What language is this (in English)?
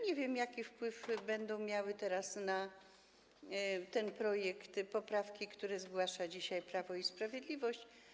Polish